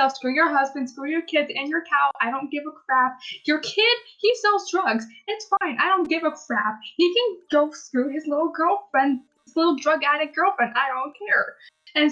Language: English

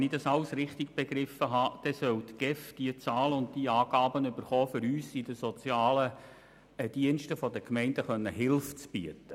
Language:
Swiss German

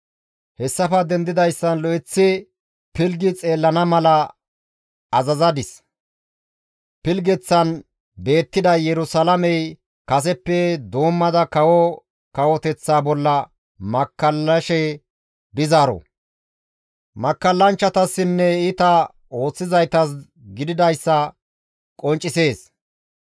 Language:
Gamo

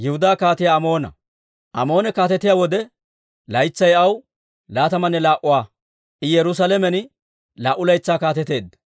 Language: Dawro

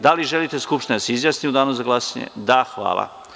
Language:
Serbian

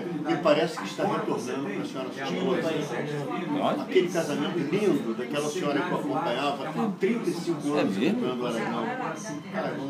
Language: Portuguese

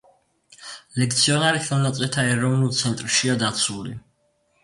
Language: Georgian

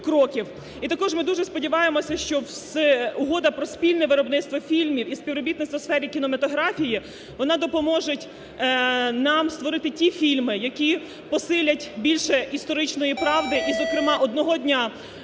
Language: Ukrainian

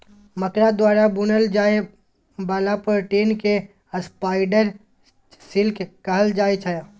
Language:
Maithili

